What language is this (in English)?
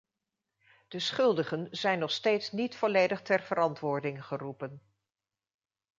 Dutch